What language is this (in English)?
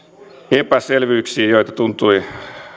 Finnish